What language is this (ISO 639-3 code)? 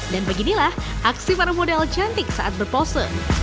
ind